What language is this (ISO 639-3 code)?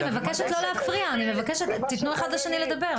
heb